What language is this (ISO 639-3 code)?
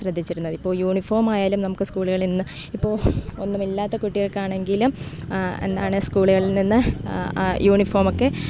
mal